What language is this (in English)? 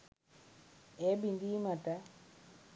Sinhala